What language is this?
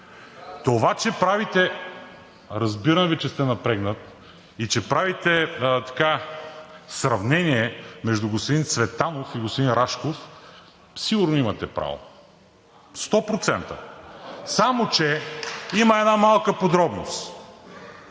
Bulgarian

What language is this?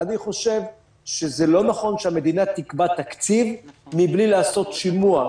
Hebrew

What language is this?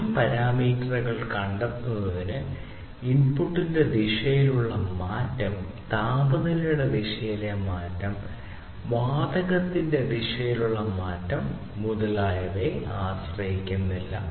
Malayalam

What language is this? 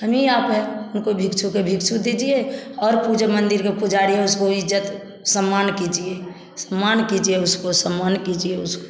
Hindi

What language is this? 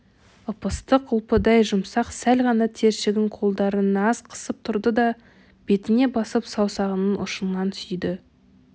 Kazakh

